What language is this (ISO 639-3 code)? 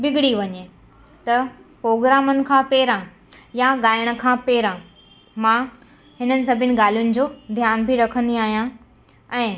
snd